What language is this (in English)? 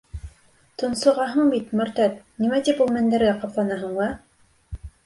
Bashkir